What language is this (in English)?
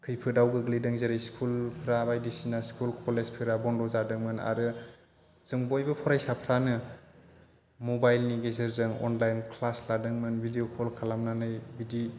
Bodo